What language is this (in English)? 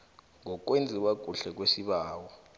South Ndebele